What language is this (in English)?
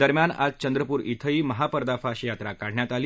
Marathi